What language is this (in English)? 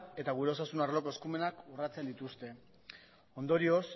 Basque